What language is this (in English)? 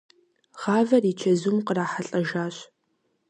Kabardian